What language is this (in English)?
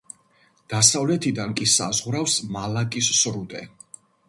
Georgian